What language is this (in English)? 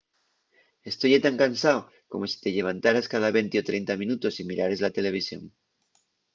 Asturian